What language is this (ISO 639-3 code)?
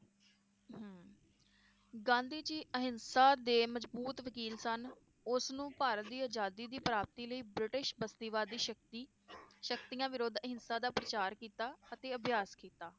pan